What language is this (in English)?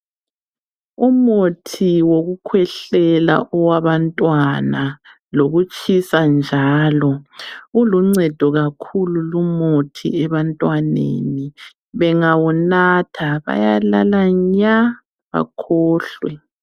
North Ndebele